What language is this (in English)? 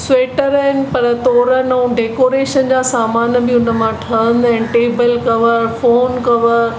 Sindhi